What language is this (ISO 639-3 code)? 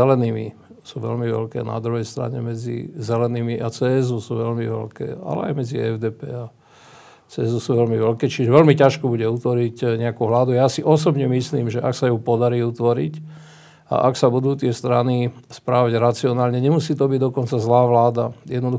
slk